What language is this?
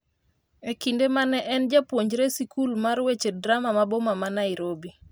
Luo (Kenya and Tanzania)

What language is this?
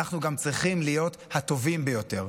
Hebrew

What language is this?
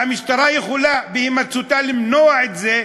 Hebrew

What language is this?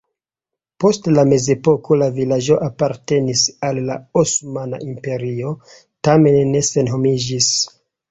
Esperanto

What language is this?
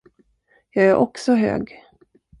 Swedish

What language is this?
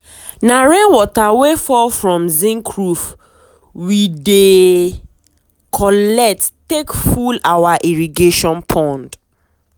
Nigerian Pidgin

